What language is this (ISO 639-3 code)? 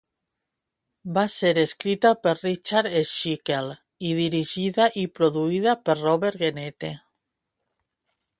cat